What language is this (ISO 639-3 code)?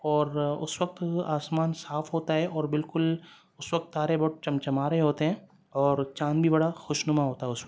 urd